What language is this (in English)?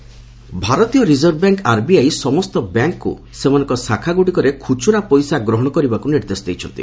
Odia